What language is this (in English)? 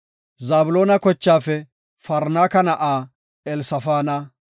Gofa